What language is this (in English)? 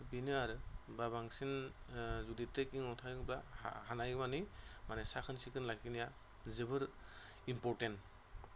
Bodo